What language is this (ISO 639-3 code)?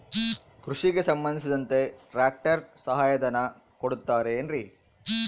kan